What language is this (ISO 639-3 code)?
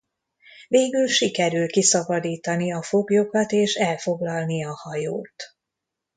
hun